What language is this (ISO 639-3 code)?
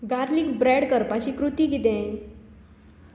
kok